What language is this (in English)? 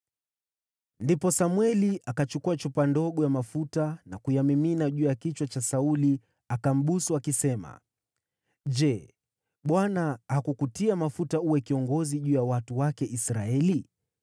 Swahili